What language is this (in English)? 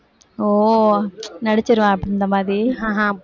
Tamil